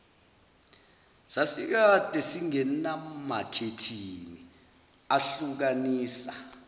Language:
Zulu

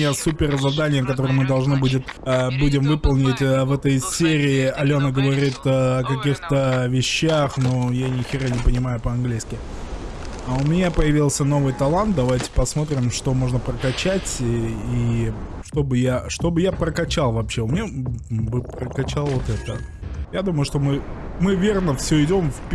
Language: Russian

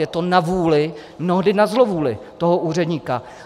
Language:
Czech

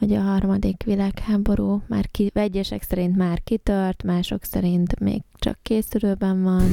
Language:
Hungarian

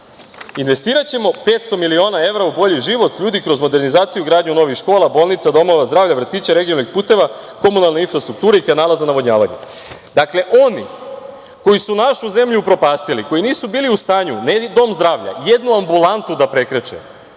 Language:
Serbian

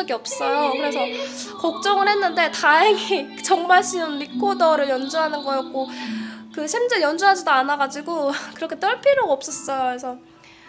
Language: Korean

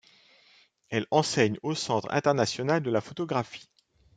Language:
French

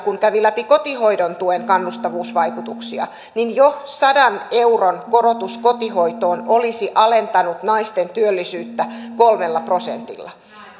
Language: Finnish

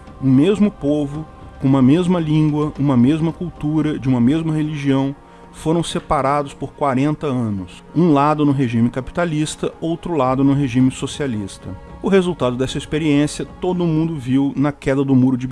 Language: Portuguese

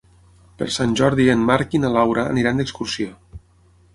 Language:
Catalan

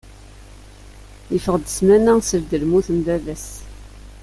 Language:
Kabyle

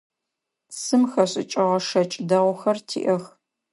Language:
Adyghe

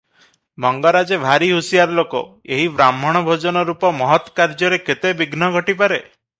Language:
Odia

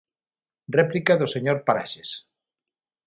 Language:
Galician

